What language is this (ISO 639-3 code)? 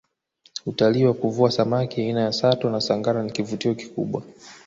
swa